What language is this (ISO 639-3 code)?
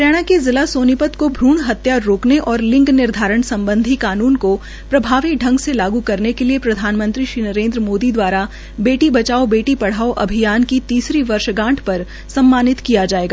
hin